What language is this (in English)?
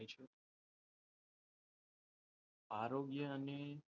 Gujarati